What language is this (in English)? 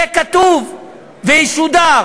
Hebrew